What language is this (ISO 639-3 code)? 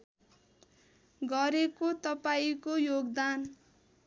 nep